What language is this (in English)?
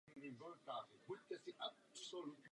Czech